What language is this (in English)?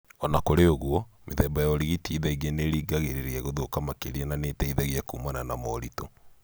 Kikuyu